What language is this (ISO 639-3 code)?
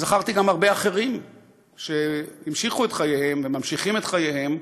heb